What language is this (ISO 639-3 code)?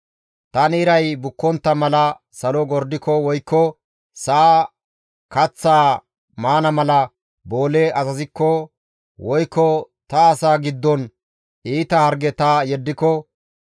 gmv